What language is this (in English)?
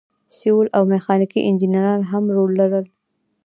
Pashto